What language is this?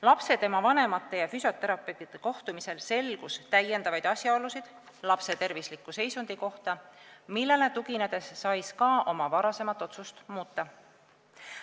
Estonian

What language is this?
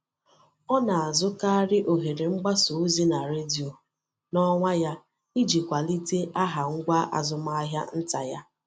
Igbo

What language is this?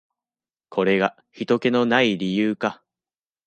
Japanese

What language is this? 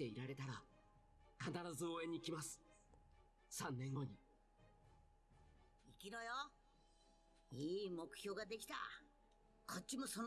German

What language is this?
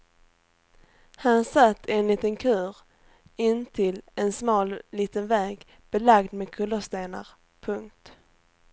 Swedish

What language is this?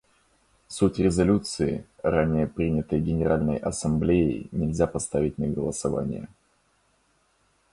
Russian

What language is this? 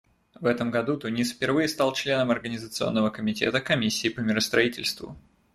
Russian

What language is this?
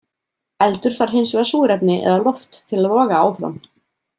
Icelandic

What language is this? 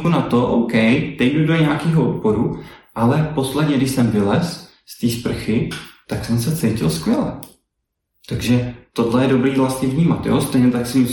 Czech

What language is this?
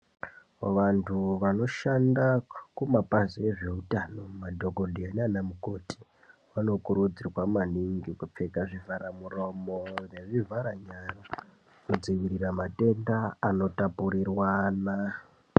Ndau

